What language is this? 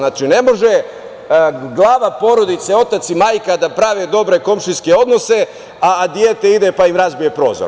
Serbian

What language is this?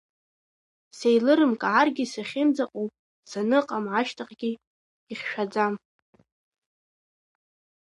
Abkhazian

